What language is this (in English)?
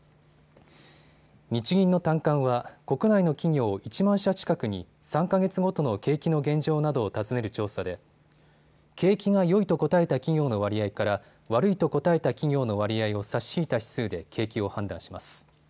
Japanese